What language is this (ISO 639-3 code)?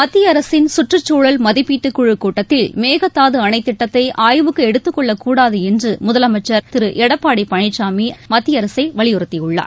tam